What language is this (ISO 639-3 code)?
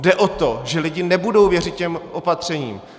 ces